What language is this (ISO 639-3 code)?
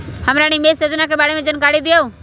mag